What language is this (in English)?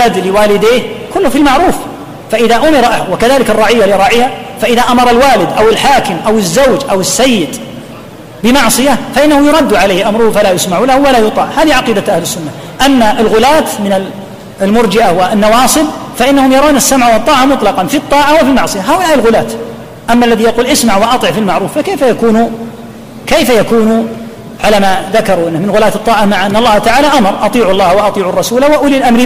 Arabic